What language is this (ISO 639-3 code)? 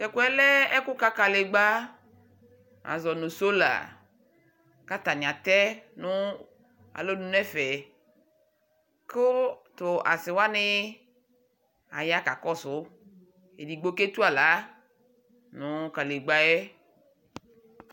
kpo